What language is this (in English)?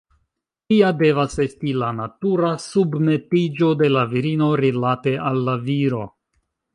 Esperanto